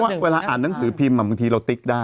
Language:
Thai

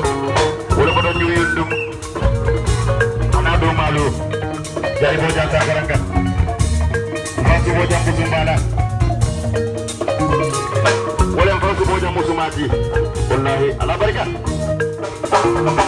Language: Indonesian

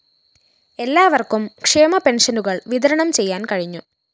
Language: Malayalam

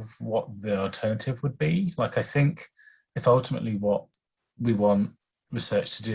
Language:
English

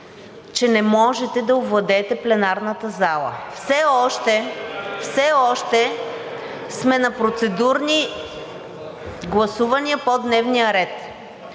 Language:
Bulgarian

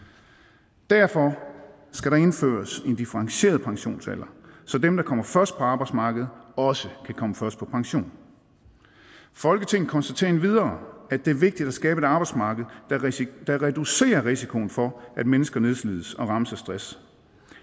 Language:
Danish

